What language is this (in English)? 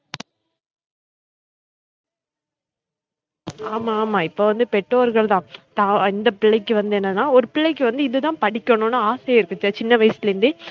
Tamil